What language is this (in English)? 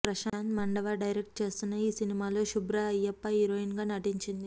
Telugu